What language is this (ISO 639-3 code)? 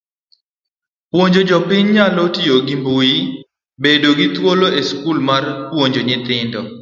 luo